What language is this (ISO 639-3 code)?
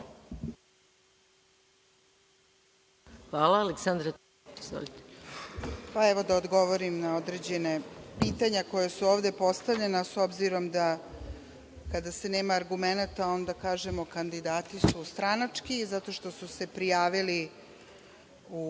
srp